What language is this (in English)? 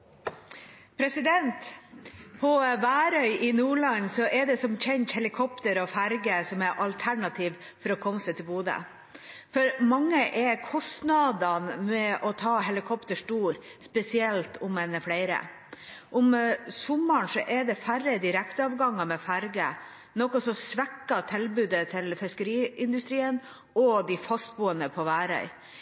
Norwegian Nynorsk